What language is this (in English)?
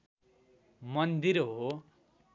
Nepali